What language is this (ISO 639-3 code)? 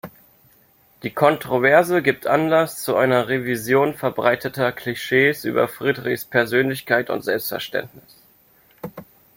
deu